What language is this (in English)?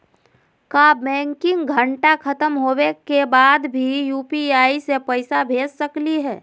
Magahi